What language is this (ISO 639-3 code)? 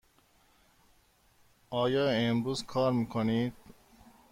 fas